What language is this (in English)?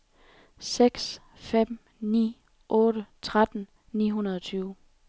Danish